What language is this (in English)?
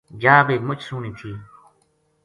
Gujari